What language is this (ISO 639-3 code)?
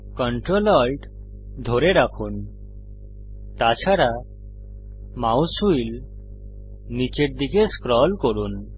ben